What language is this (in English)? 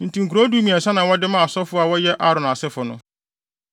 Akan